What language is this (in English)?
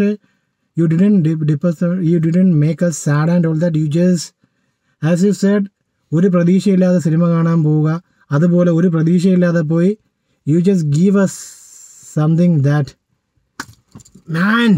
Malayalam